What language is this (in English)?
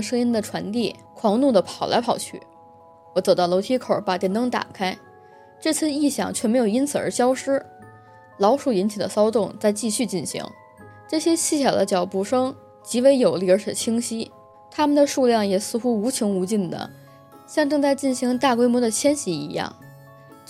Chinese